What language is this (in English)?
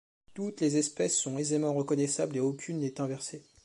French